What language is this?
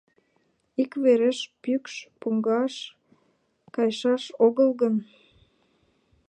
Mari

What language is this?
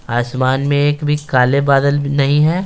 Hindi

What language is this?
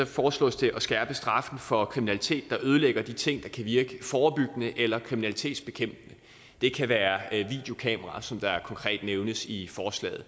Danish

